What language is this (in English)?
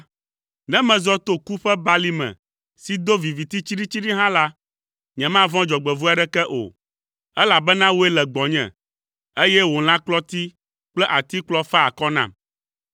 Ewe